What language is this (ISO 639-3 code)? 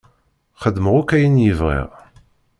kab